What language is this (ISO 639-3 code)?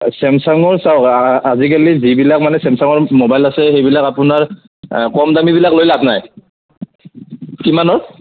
asm